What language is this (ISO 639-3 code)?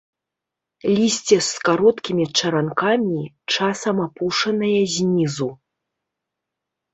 bel